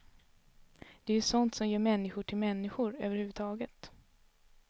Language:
Swedish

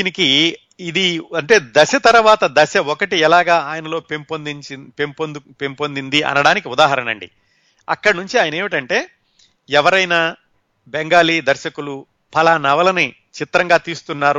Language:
Telugu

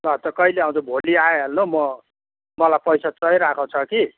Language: Nepali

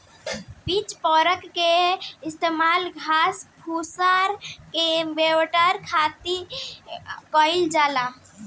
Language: Bhojpuri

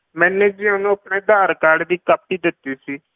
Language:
Punjabi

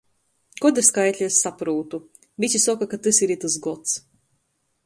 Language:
Latgalian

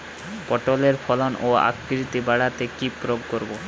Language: Bangla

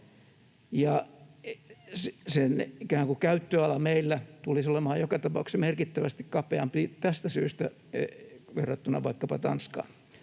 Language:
Finnish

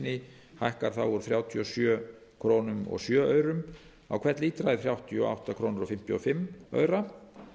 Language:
Icelandic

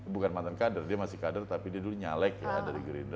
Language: Indonesian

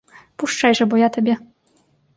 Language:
Belarusian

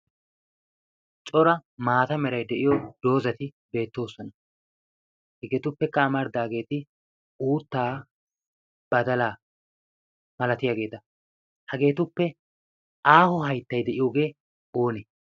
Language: Wolaytta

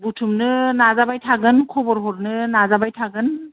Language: Bodo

